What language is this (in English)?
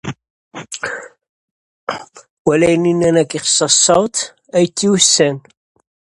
Dutch